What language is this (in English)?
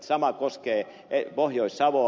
Finnish